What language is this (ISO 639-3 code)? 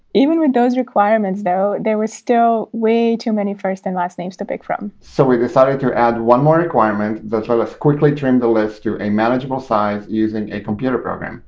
eng